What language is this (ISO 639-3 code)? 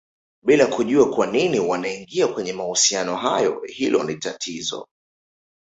swa